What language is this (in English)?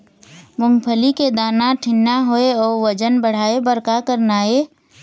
Chhattisgarhi